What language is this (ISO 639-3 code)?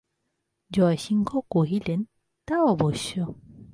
ben